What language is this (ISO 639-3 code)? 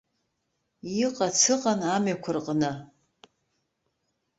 abk